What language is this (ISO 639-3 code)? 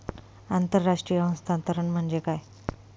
mar